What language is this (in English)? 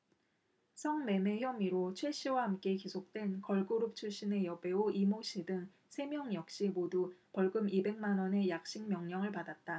Korean